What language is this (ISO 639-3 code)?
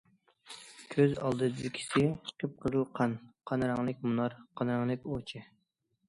uig